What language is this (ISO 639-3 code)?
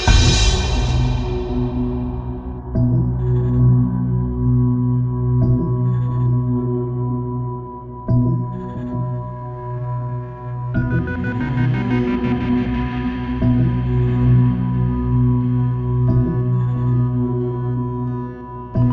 ind